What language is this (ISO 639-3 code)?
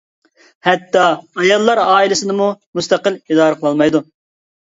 uig